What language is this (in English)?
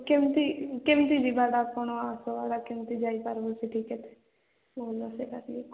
Odia